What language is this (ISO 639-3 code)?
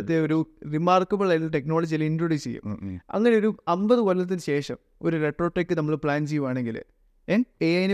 mal